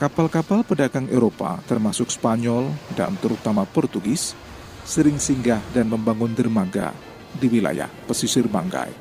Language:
Indonesian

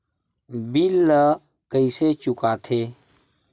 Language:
Chhattisgarhi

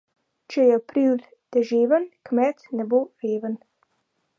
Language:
Slovenian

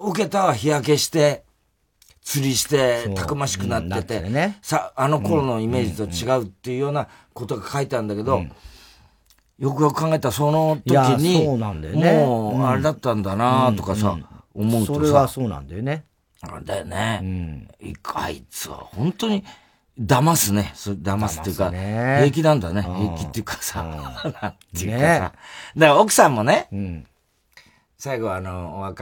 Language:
Japanese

